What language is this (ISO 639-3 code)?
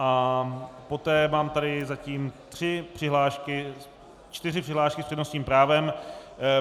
ces